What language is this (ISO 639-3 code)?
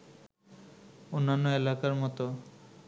ben